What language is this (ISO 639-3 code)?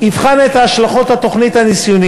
heb